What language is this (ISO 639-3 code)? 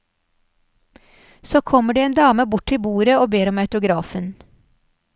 nor